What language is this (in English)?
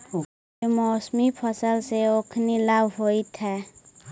Magahi